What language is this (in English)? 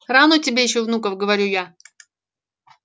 Russian